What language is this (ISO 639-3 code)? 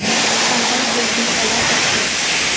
tel